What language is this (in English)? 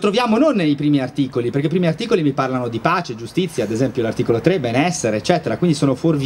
Italian